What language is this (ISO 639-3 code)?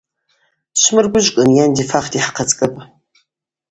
abq